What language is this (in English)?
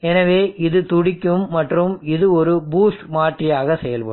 Tamil